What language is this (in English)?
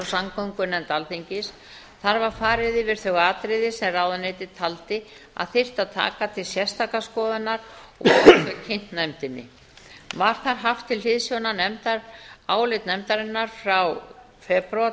Icelandic